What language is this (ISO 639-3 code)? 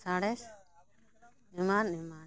sat